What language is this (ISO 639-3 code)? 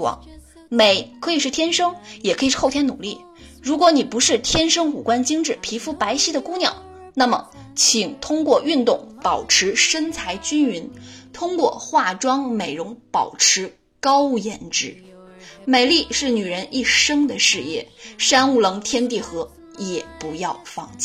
zho